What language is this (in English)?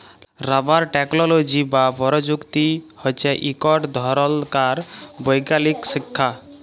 Bangla